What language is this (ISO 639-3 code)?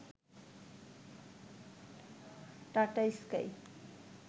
ben